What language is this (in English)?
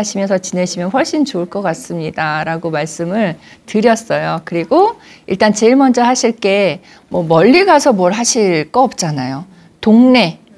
Korean